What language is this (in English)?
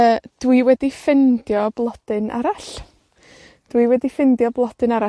Welsh